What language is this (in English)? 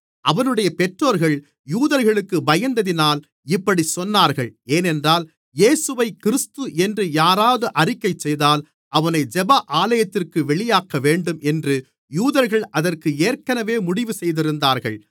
Tamil